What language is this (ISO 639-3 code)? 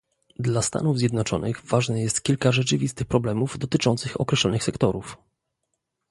pol